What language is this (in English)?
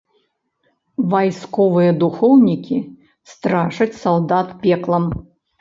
Belarusian